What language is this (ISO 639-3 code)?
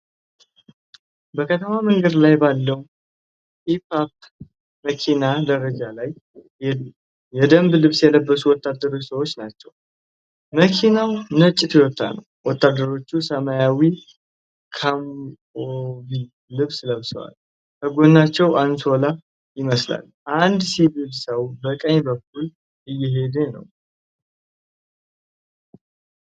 amh